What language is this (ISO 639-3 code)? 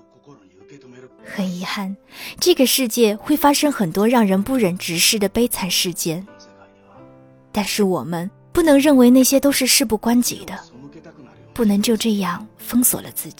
zho